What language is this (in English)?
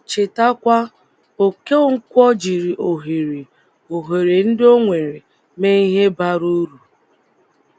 Igbo